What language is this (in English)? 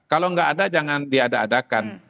Indonesian